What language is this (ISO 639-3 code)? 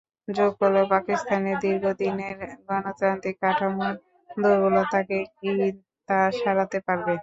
ben